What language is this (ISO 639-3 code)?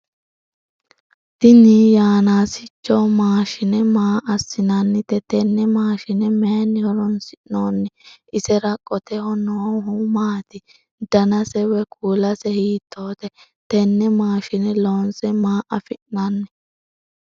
sid